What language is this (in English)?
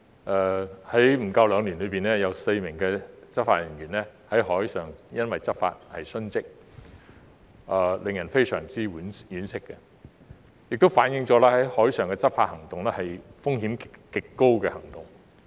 Cantonese